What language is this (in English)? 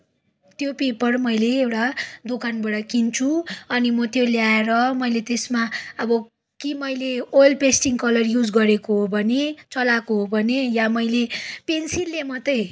Nepali